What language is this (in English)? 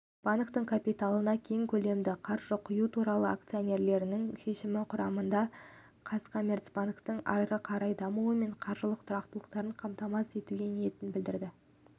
Kazakh